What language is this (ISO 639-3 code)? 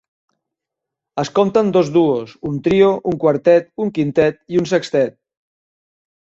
cat